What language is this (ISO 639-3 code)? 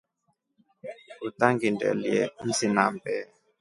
rof